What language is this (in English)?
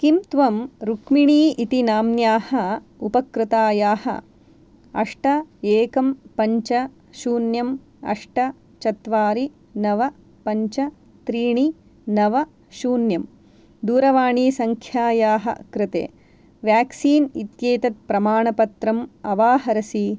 Sanskrit